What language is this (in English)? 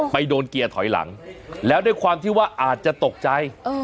Thai